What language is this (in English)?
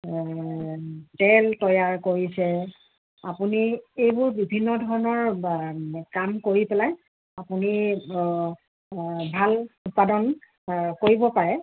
Assamese